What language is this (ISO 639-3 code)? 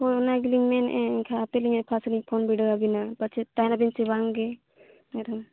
sat